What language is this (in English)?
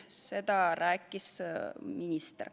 Estonian